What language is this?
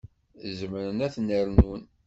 Kabyle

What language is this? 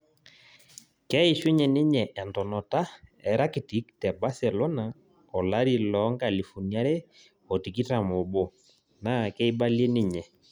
Masai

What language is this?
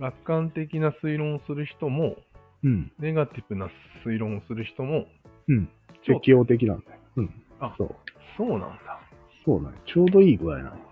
Japanese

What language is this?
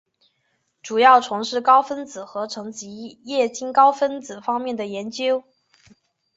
Chinese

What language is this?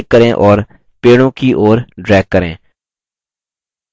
Hindi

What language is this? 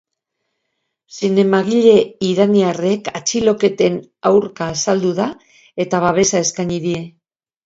Basque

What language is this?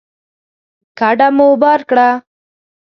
Pashto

